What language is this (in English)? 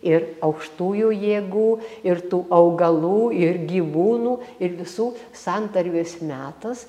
Lithuanian